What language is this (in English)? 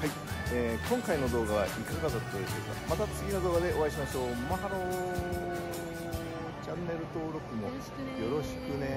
Japanese